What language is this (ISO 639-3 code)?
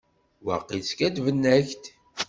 kab